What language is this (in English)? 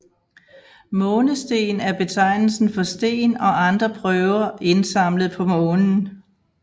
Danish